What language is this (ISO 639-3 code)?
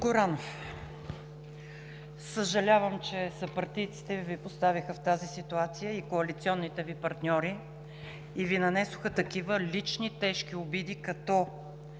bul